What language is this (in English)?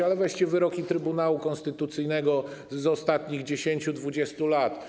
Polish